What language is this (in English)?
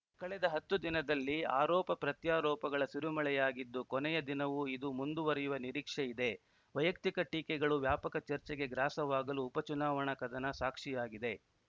Kannada